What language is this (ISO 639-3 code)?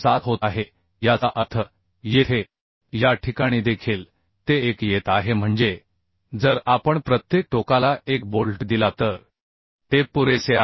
mar